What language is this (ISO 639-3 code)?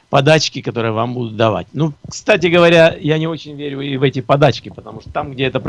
rus